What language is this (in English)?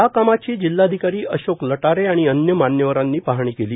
Marathi